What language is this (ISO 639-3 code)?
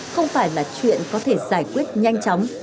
vie